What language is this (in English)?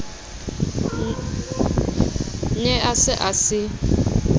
Southern Sotho